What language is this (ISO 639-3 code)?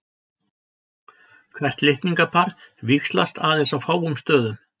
isl